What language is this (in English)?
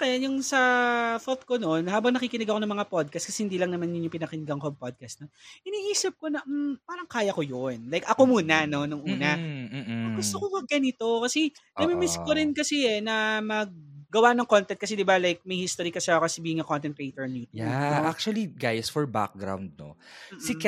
Filipino